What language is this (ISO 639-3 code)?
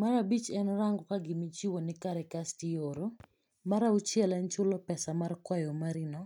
luo